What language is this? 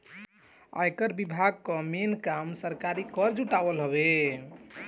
Bhojpuri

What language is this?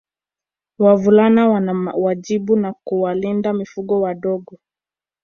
Swahili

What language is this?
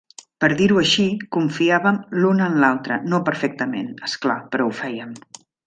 Catalan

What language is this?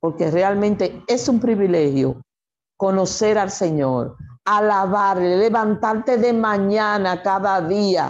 Spanish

